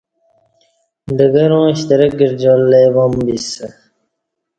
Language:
Kati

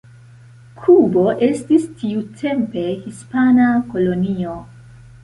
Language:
Esperanto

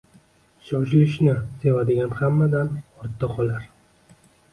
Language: Uzbek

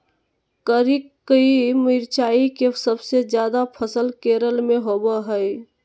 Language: Magahi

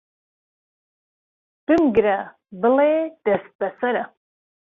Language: Central Kurdish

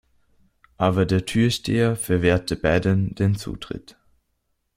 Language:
German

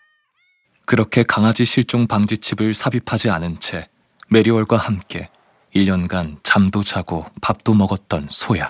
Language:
Korean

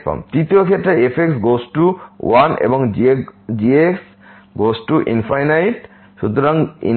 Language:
Bangla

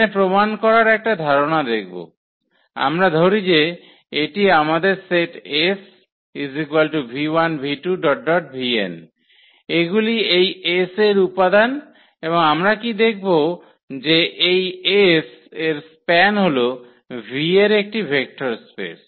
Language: Bangla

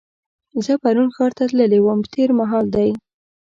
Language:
Pashto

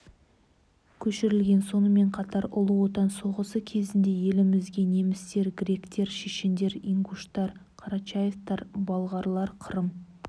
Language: Kazakh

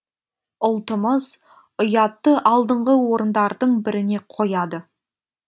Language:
Kazakh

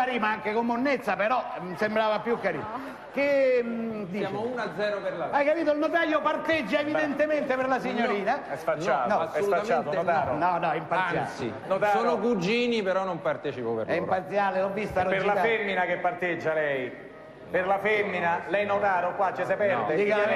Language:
Italian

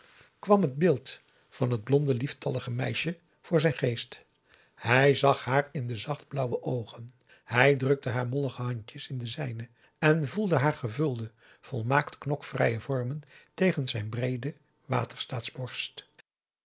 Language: Dutch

